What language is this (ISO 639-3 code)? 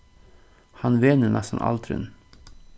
fao